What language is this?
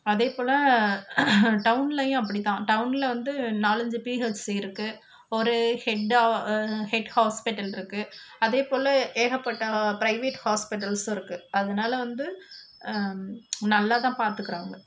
Tamil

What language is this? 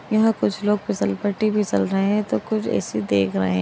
Magahi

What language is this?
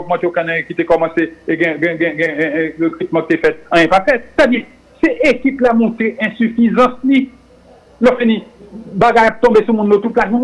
French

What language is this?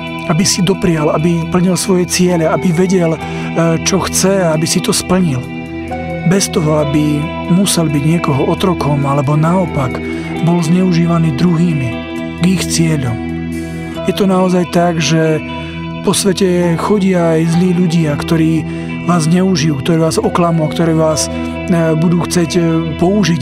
Slovak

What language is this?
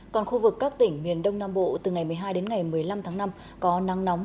Vietnamese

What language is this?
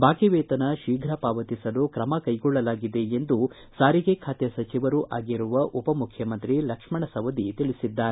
Kannada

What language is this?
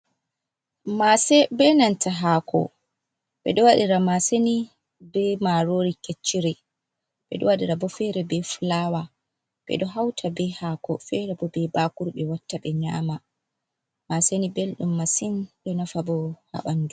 Fula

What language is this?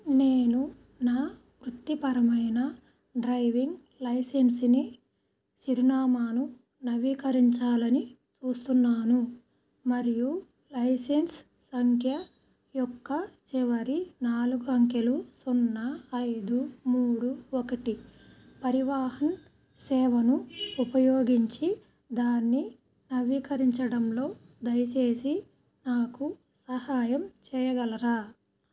Telugu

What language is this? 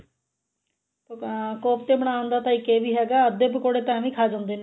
Punjabi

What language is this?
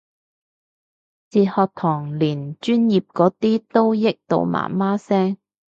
Cantonese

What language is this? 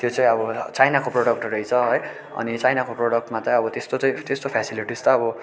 Nepali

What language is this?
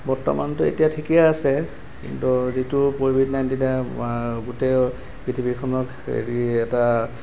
Assamese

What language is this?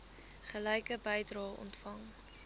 Afrikaans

